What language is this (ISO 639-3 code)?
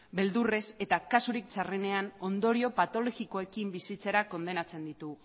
eus